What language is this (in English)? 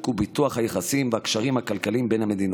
Hebrew